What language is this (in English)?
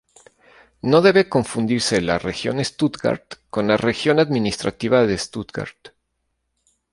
Spanish